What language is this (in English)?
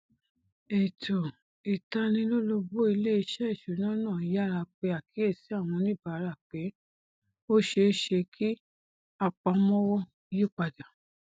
Yoruba